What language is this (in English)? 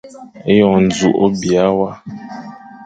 Fang